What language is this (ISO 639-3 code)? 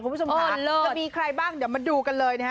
tha